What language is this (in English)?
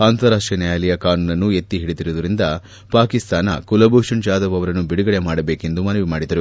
Kannada